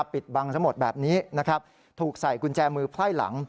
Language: Thai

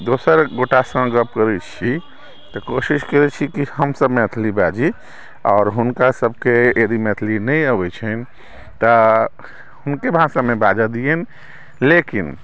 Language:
Maithili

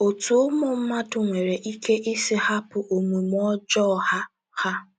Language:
Igbo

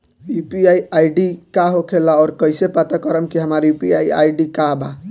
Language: Bhojpuri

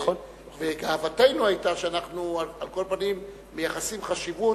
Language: Hebrew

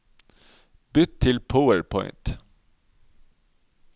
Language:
Norwegian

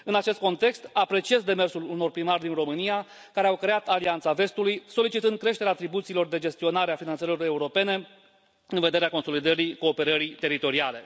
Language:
Romanian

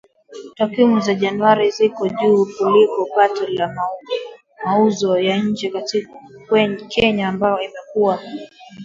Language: Swahili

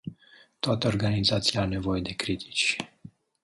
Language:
Romanian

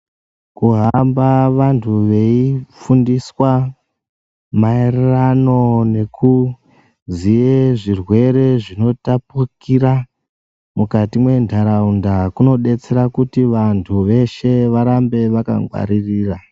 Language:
Ndau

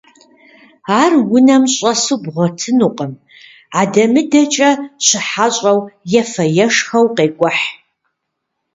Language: Kabardian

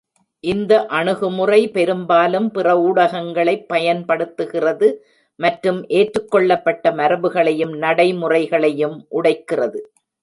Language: Tamil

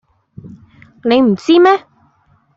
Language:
Cantonese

